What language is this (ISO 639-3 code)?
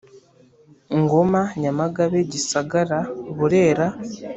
kin